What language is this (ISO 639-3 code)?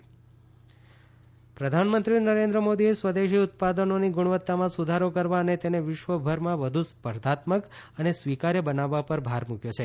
guj